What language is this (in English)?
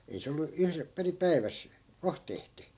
Finnish